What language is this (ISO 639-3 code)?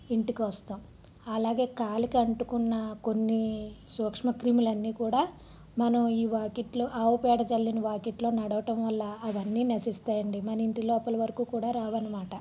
tel